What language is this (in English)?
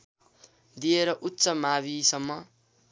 Nepali